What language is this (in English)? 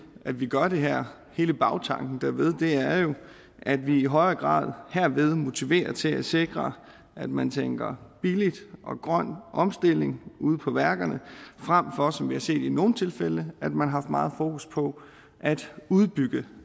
Danish